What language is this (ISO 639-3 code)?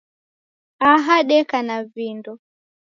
dav